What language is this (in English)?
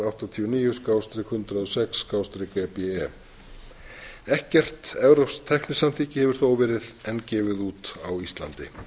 Icelandic